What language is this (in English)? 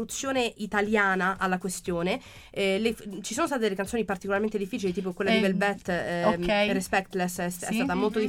Italian